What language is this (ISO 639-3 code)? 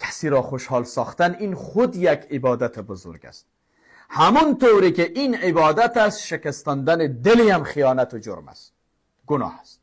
fas